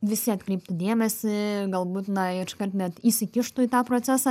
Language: Lithuanian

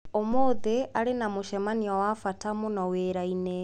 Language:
Kikuyu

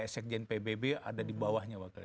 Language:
Indonesian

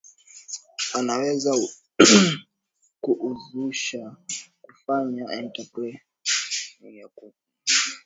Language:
Swahili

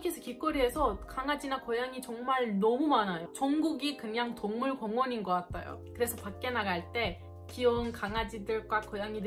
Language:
Korean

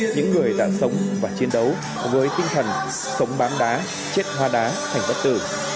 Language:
Vietnamese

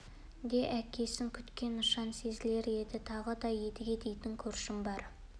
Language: Kazakh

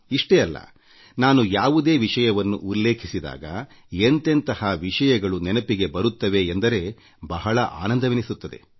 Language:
Kannada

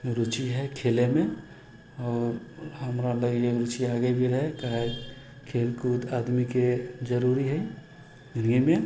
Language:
Maithili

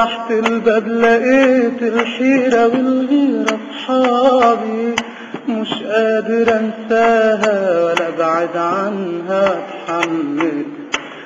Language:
Arabic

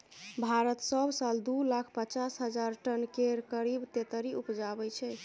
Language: Maithili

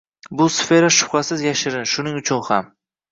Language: Uzbek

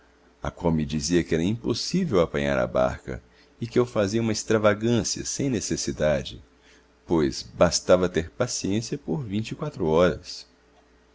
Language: Portuguese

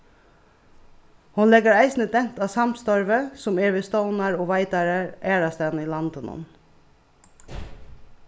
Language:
Faroese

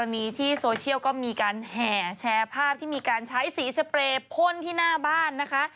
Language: Thai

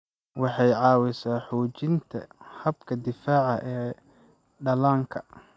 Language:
Somali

